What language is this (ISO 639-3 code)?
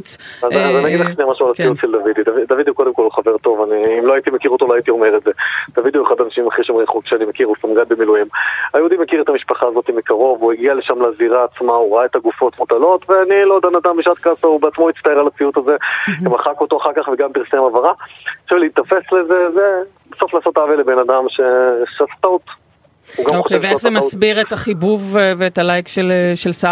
heb